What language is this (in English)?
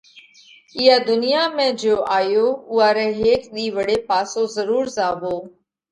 Parkari Koli